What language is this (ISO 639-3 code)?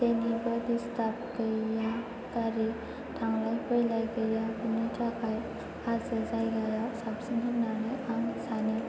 brx